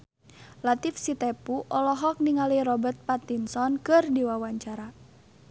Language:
Sundanese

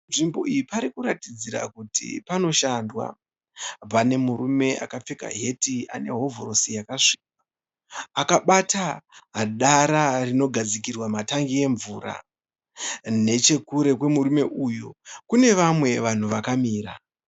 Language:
Shona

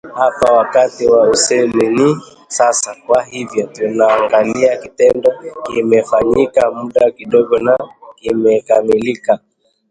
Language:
Swahili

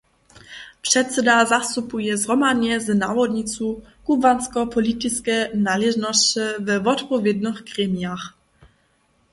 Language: Upper Sorbian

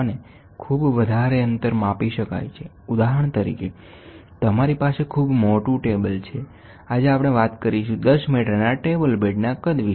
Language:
Gujarati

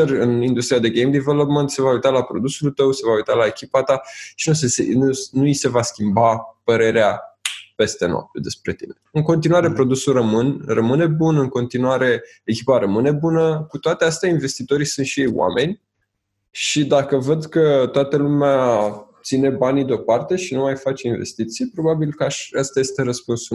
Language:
Romanian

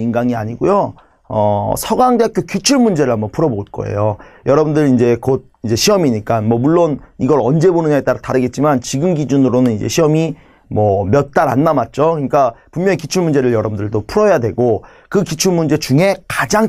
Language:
Korean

